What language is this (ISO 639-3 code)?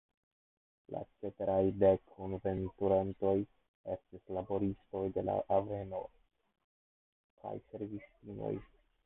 epo